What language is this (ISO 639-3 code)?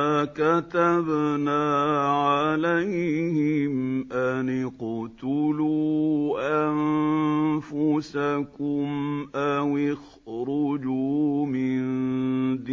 ara